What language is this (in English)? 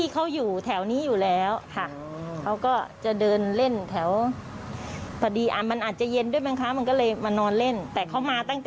Thai